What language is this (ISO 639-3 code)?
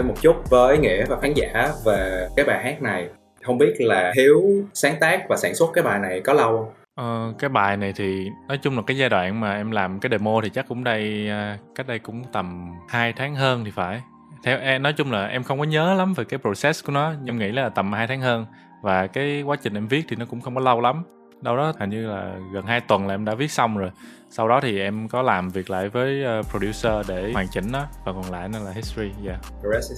vie